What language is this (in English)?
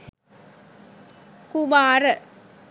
Sinhala